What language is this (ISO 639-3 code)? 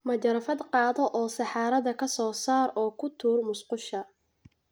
som